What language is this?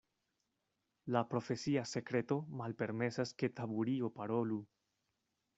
Esperanto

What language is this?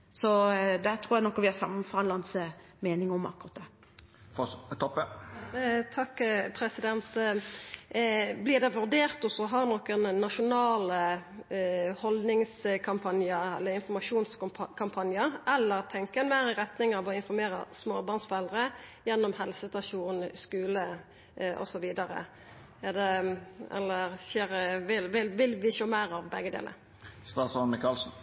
Norwegian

